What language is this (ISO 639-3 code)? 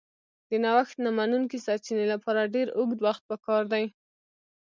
pus